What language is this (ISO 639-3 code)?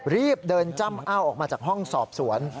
tha